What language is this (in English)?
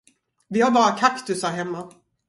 Swedish